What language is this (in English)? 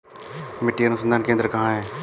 Hindi